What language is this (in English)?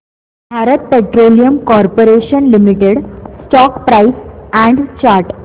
Marathi